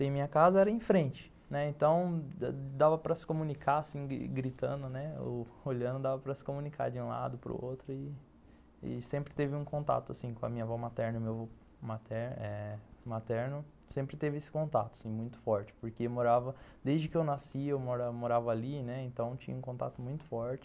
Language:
Portuguese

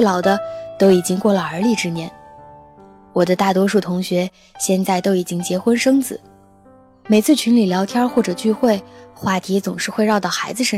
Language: Chinese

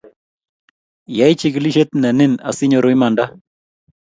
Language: Kalenjin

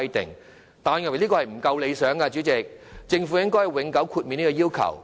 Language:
Cantonese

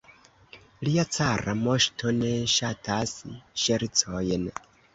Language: Esperanto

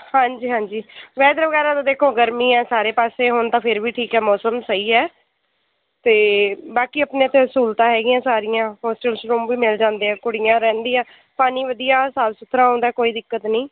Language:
Punjabi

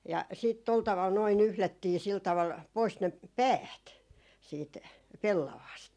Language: Finnish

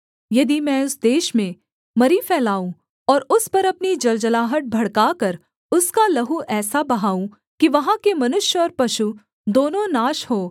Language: Hindi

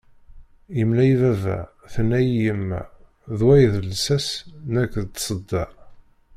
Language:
Kabyle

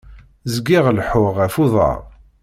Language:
Kabyle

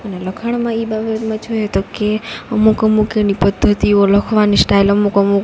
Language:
Gujarati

